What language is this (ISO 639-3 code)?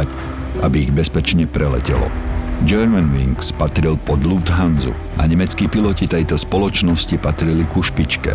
slk